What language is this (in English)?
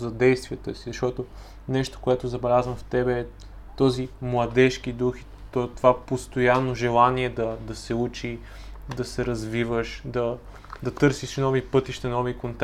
Bulgarian